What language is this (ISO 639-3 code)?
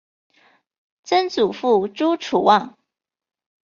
zho